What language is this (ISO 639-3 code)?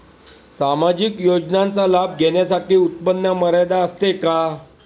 mar